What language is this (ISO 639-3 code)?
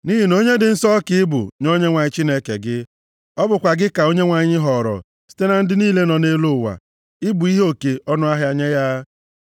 ibo